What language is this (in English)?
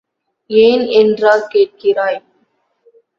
Tamil